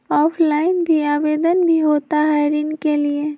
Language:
Magahi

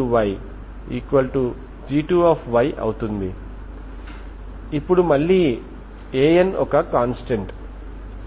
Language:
Telugu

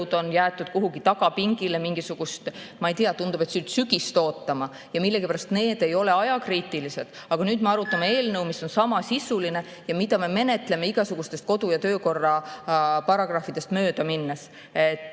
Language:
Estonian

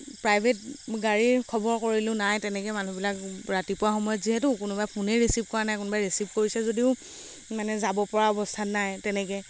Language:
Assamese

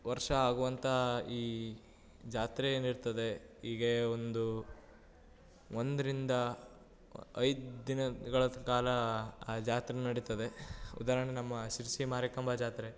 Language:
Kannada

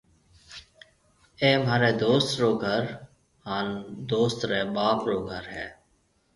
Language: Marwari (Pakistan)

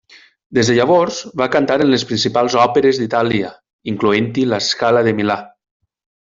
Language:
Catalan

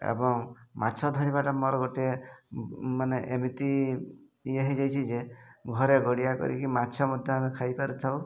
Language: Odia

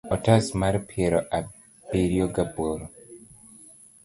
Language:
Luo (Kenya and Tanzania)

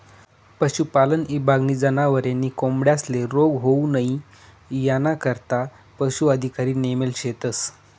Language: Marathi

